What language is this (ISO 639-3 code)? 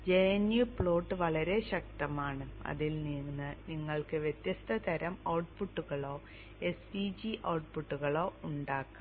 mal